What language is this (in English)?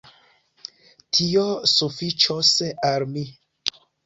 Esperanto